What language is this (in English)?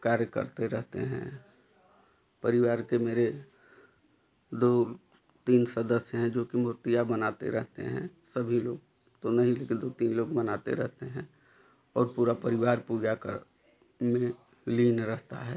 Hindi